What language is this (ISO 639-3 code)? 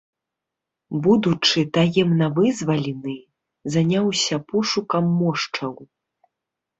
bel